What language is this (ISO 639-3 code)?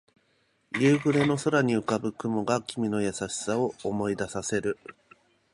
jpn